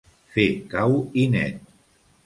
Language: Catalan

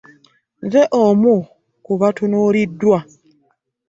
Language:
Ganda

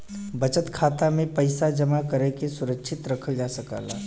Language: Bhojpuri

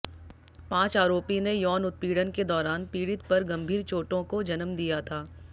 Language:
Hindi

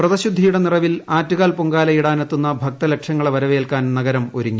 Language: Malayalam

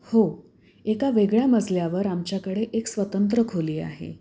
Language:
Marathi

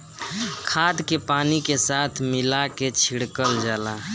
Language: Bhojpuri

